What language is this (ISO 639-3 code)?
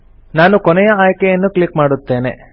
kan